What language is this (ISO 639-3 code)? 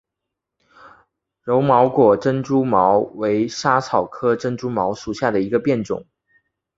zho